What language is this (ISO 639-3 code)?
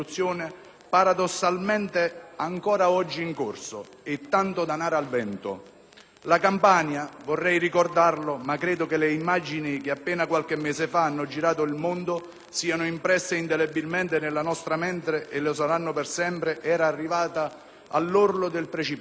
ita